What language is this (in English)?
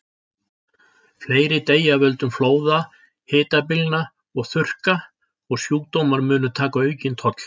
Icelandic